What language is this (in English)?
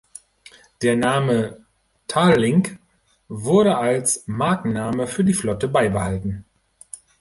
German